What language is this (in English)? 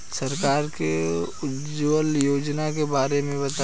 Bhojpuri